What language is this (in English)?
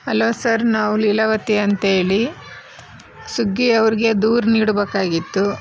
Kannada